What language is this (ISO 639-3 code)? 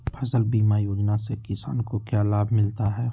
mag